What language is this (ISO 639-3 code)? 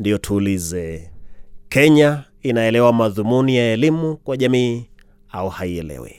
swa